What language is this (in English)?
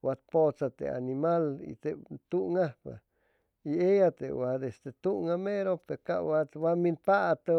Chimalapa Zoque